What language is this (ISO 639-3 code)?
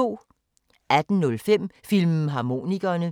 dan